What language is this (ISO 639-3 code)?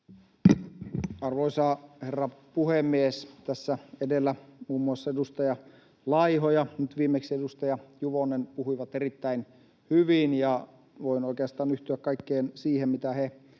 fin